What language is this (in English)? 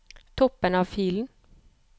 Norwegian